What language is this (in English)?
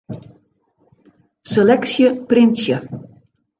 Western Frisian